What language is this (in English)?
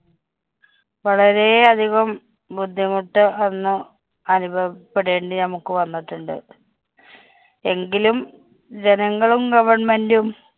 Malayalam